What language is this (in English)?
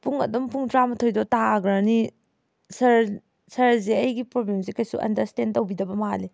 Manipuri